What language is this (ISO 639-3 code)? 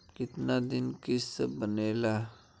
bho